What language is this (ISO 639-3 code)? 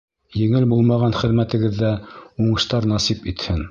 bak